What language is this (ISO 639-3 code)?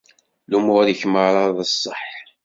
kab